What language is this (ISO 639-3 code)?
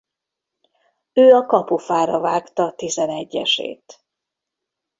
hun